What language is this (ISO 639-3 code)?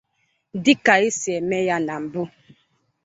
ibo